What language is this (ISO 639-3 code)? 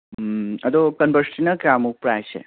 mni